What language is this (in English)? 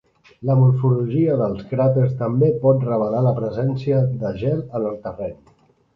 Catalan